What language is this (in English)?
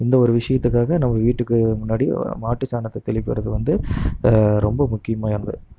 Tamil